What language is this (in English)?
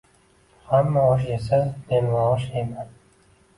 Uzbek